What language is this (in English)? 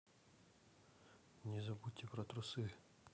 Russian